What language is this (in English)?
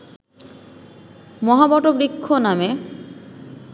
Bangla